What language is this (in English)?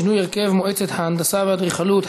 Hebrew